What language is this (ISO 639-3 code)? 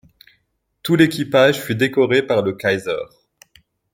fra